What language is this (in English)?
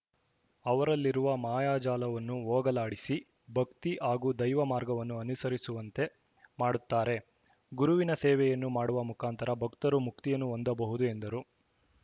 Kannada